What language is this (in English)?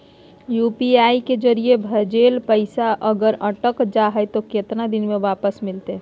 Magahi